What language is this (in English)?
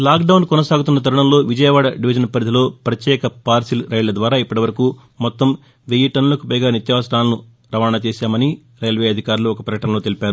Telugu